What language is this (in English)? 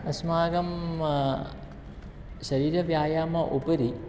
Sanskrit